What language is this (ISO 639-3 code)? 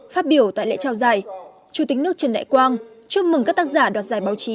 vie